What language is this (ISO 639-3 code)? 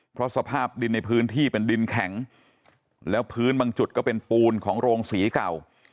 tha